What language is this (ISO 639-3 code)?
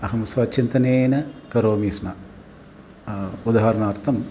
san